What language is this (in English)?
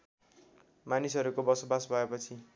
Nepali